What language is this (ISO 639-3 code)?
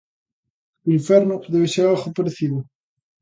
glg